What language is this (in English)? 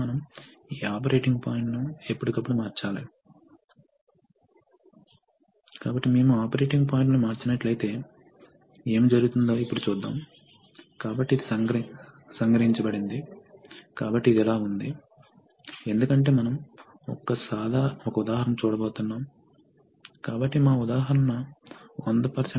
Telugu